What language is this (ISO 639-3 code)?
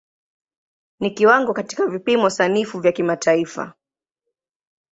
swa